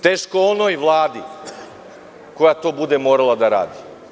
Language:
Serbian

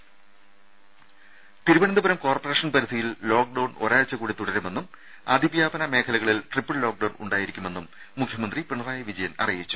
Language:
Malayalam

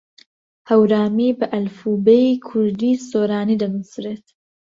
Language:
Central Kurdish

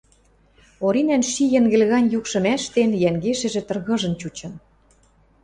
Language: Western Mari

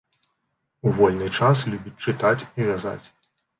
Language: Belarusian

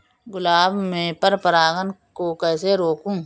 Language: Hindi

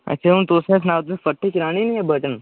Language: Dogri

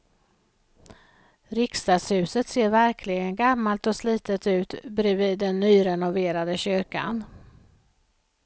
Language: Swedish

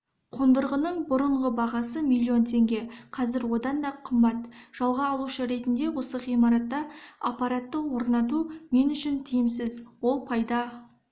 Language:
Kazakh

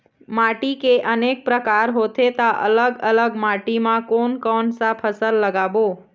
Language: Chhattisgarhi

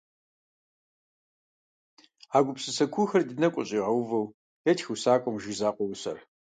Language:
Kabardian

